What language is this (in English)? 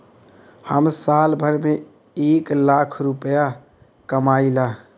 Bhojpuri